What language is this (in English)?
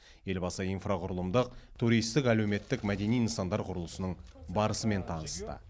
Kazakh